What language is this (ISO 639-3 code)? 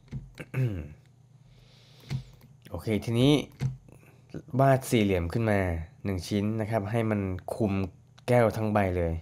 tha